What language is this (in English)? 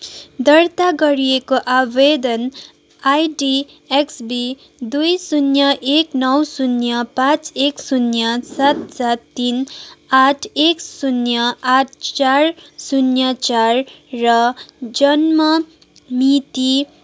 Nepali